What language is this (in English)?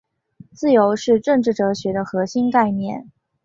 Chinese